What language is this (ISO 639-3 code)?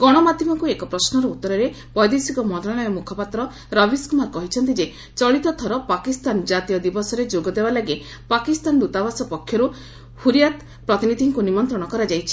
ori